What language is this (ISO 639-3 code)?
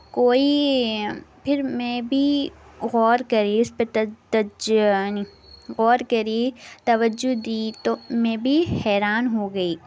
urd